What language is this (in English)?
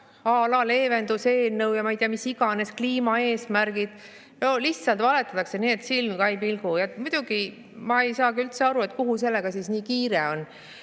Estonian